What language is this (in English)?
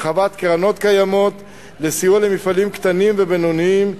Hebrew